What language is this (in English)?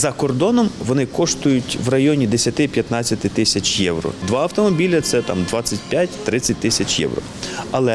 Ukrainian